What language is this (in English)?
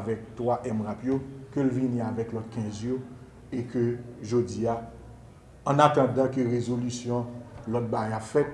French